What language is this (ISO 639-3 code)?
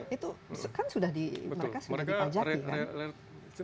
ind